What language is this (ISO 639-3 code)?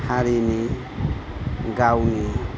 brx